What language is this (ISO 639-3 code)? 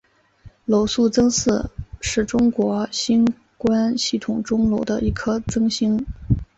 zho